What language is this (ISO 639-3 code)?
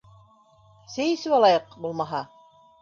bak